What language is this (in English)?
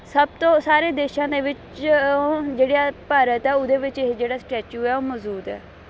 Punjabi